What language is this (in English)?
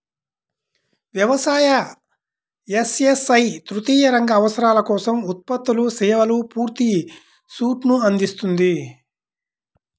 Telugu